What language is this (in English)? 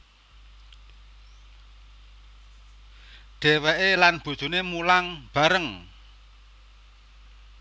Javanese